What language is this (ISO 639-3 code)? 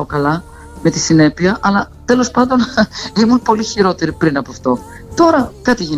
ell